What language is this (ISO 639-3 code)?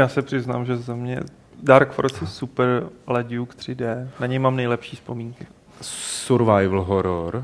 ces